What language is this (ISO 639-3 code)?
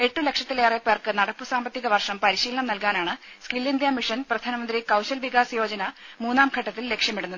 mal